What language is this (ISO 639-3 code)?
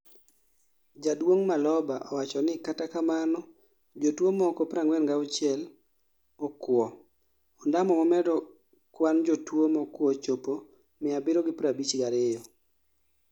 luo